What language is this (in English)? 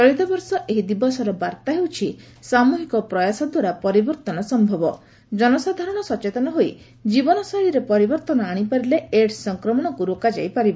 Odia